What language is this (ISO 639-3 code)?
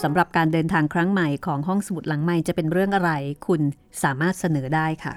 tha